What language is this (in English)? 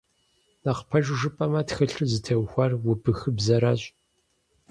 Kabardian